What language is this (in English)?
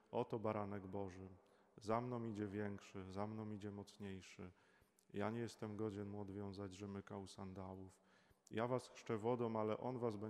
Polish